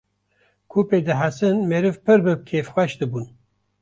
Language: Kurdish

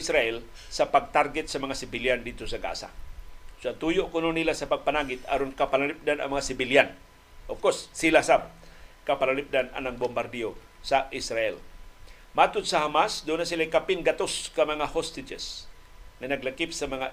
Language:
Filipino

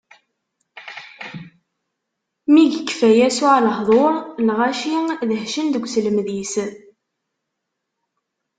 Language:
Kabyle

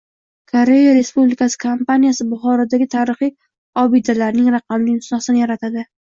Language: Uzbek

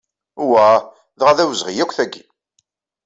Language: Kabyle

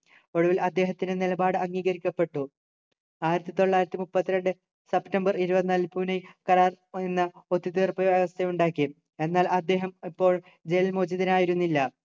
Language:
Malayalam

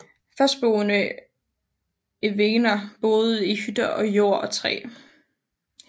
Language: Danish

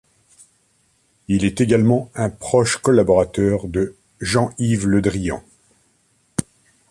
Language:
French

